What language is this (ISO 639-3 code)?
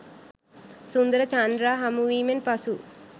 sin